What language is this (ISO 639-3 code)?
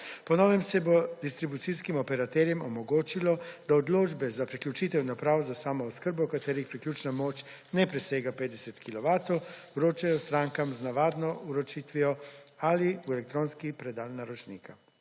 slv